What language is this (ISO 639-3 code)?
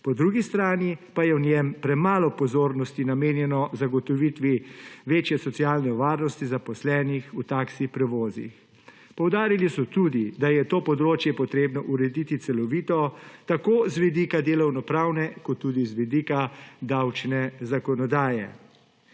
slv